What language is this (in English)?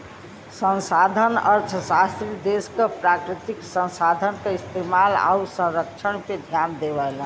Bhojpuri